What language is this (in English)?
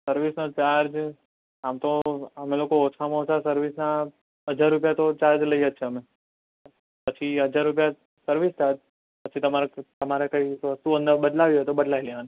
Gujarati